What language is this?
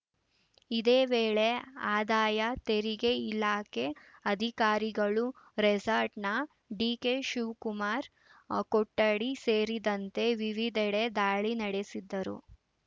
Kannada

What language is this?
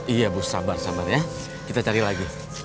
Indonesian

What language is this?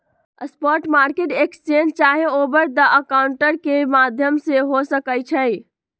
Magahi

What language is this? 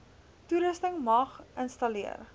Afrikaans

